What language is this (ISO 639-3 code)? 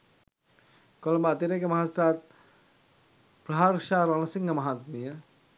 sin